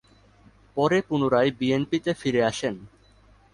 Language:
Bangla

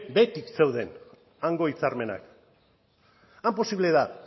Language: Basque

